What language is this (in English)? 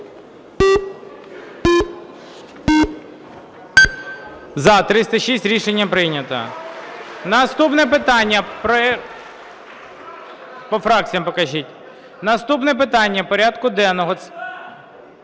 Ukrainian